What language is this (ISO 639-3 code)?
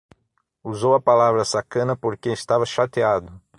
por